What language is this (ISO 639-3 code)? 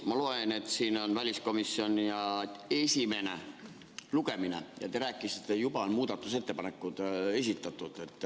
est